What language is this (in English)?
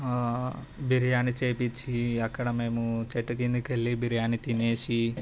Telugu